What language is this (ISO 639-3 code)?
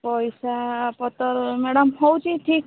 ori